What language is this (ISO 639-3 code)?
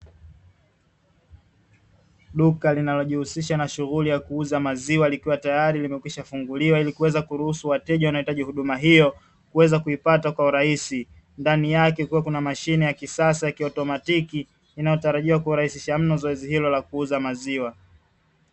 swa